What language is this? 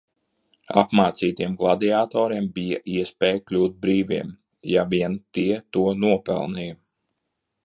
Latvian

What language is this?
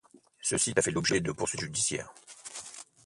French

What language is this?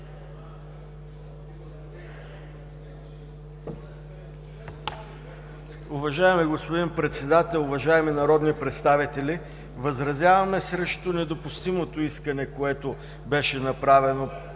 Bulgarian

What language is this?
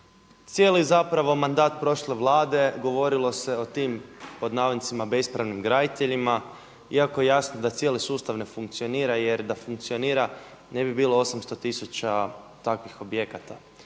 Croatian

